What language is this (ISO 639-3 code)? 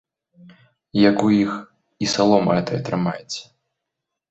bel